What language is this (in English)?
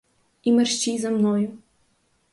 Ukrainian